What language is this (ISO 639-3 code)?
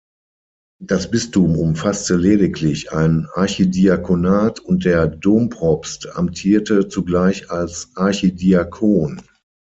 deu